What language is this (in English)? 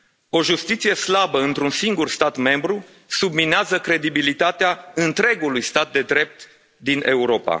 Romanian